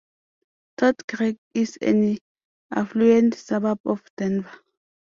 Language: English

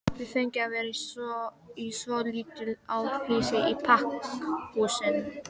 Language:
Icelandic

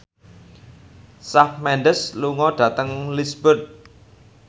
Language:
Javanese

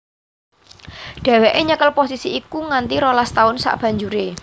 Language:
Javanese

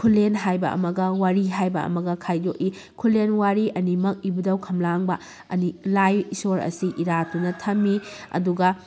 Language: Manipuri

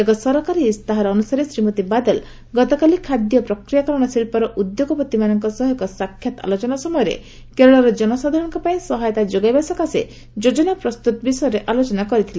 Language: Odia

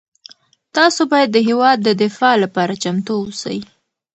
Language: Pashto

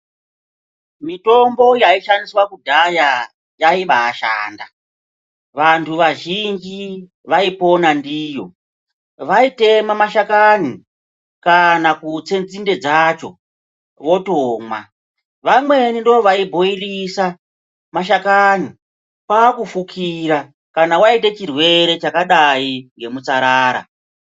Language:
Ndau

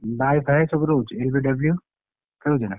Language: Odia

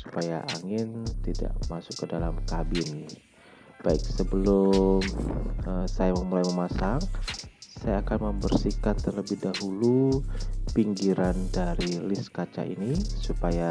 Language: Indonesian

